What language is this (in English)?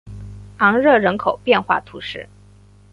Chinese